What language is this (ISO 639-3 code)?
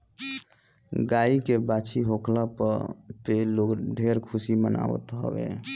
bho